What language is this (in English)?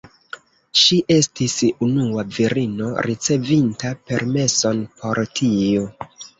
Esperanto